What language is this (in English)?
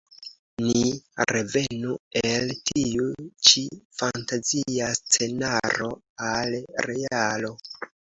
Esperanto